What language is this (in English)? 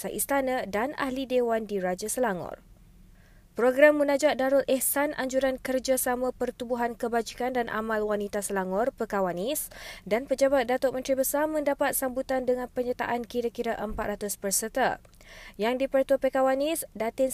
Malay